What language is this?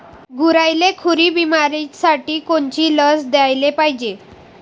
Marathi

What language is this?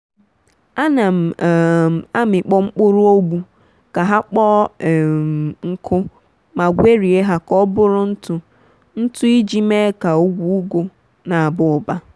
Igbo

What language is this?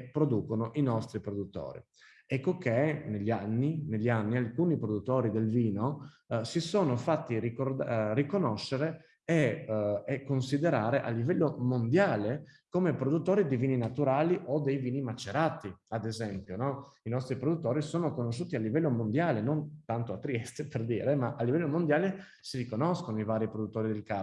Italian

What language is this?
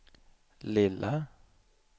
Swedish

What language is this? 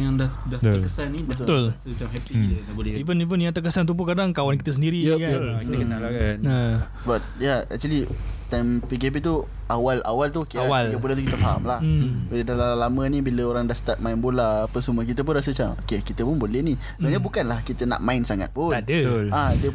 Malay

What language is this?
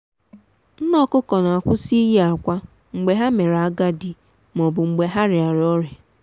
Igbo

